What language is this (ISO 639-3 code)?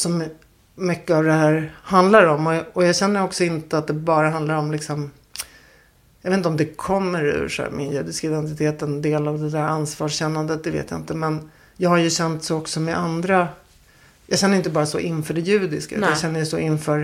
swe